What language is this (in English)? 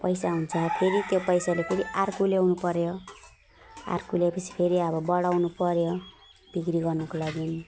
Nepali